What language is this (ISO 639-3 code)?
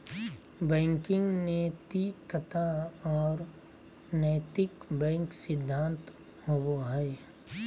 mag